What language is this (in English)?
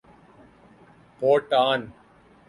Urdu